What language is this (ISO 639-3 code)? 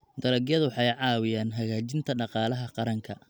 som